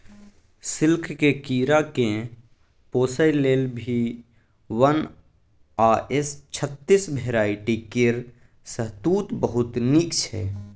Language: Maithili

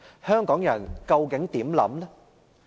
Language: Cantonese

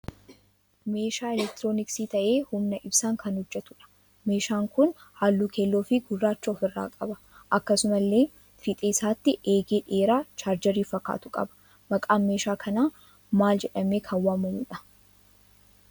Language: Oromo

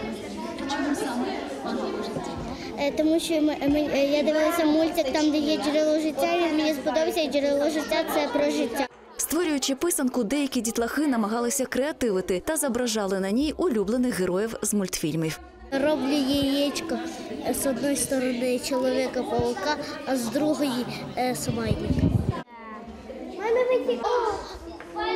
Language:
Ukrainian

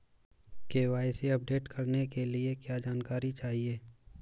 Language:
Hindi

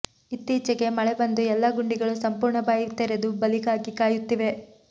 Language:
Kannada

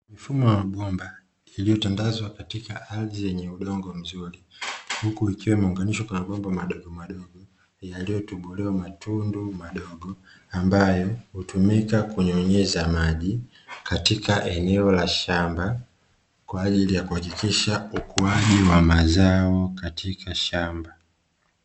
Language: Swahili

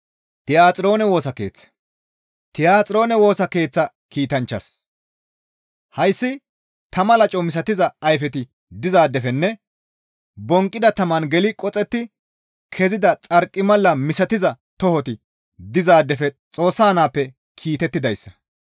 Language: Gamo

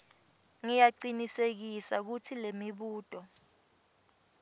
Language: Swati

